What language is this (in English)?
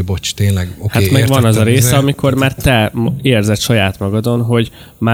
Hungarian